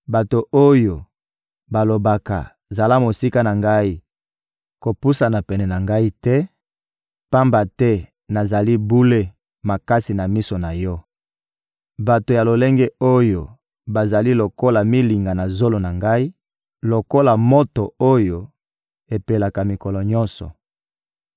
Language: Lingala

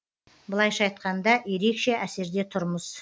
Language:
Kazakh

